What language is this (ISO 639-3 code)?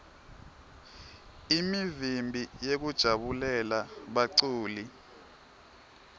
ssw